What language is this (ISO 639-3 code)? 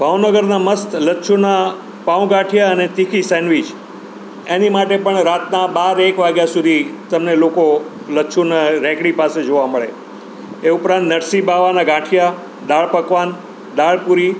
guj